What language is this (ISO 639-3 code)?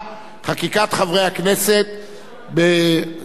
heb